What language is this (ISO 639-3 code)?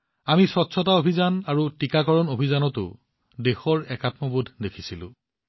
asm